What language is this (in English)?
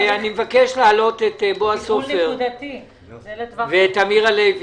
Hebrew